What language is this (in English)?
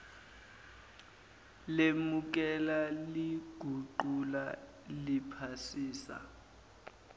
Zulu